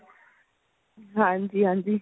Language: Punjabi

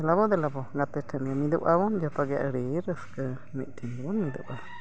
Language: Santali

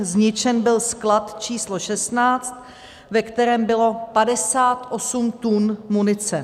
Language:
Czech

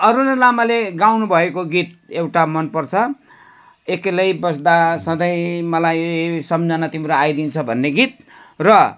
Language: Nepali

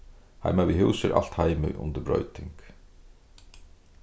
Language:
Faroese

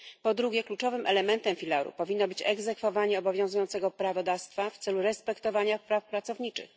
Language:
Polish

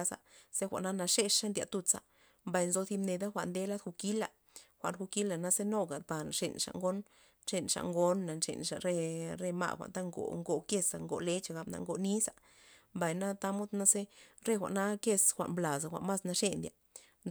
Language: Loxicha Zapotec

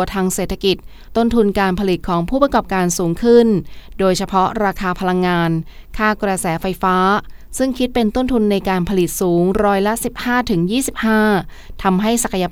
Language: Thai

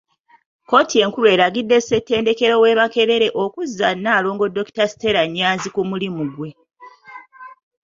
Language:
Ganda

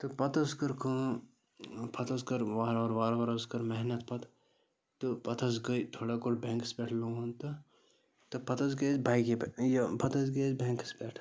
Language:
Kashmiri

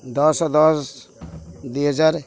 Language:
Odia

